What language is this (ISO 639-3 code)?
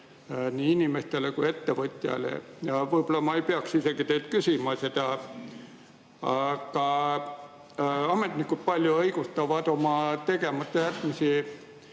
est